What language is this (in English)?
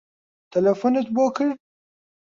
Central Kurdish